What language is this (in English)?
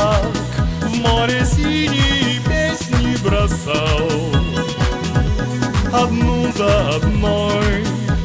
Russian